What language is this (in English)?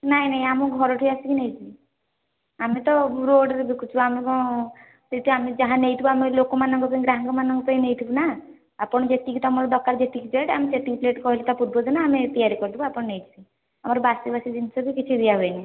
Odia